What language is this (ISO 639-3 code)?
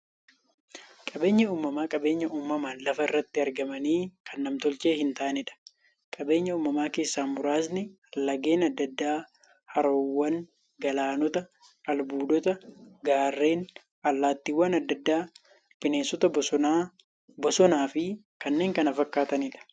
orm